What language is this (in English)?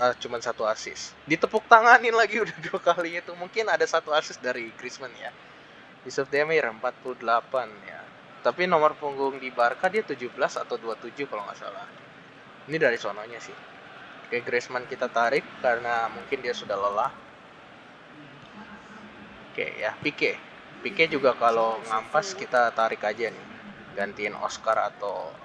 Indonesian